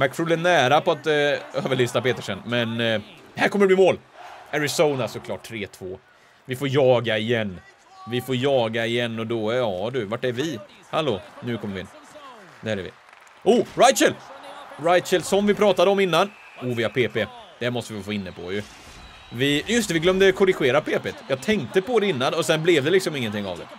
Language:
Swedish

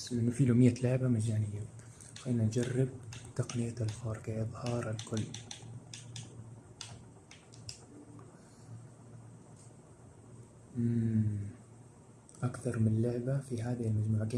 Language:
Arabic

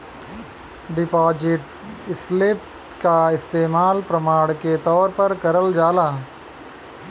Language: Bhojpuri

